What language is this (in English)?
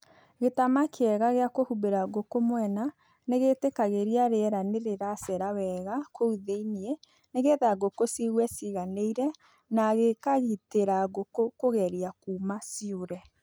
Kikuyu